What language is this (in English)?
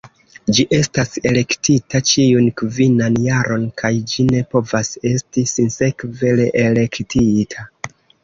Esperanto